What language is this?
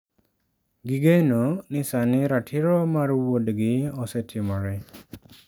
Luo (Kenya and Tanzania)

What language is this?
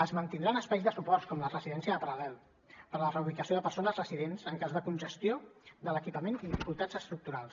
Catalan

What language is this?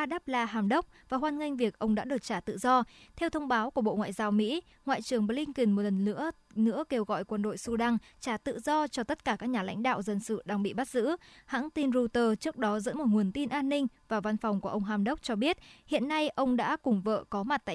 Vietnamese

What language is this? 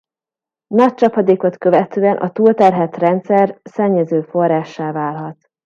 Hungarian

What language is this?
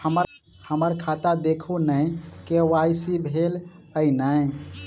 Maithili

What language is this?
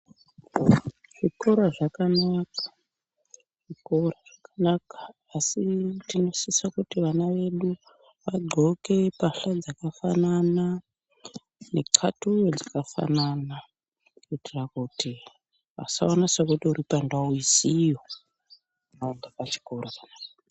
Ndau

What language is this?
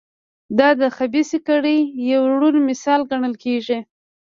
Pashto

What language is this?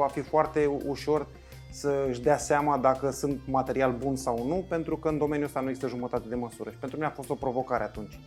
Romanian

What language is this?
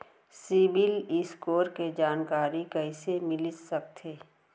Chhattisgarhi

